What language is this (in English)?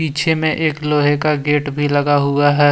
Hindi